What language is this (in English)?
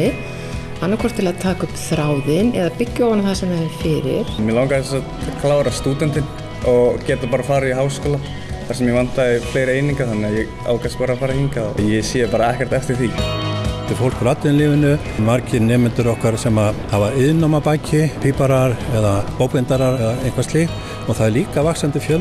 Icelandic